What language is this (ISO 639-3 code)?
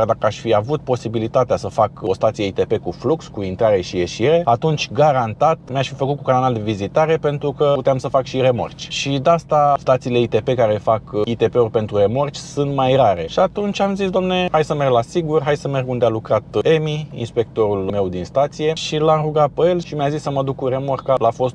ron